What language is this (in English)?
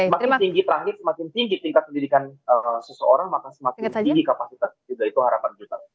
Indonesian